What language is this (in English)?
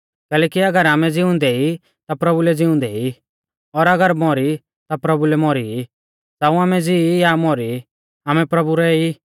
Mahasu Pahari